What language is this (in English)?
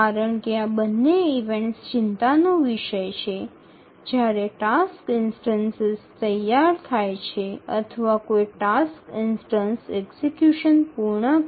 Bangla